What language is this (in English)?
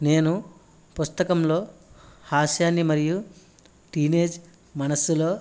Telugu